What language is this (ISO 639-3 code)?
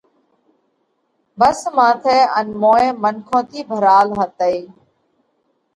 kvx